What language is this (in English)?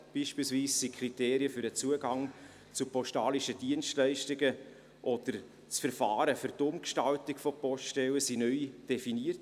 Swiss German